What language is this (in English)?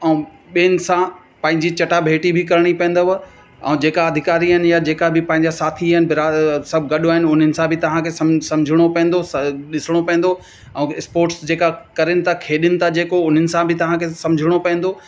Sindhi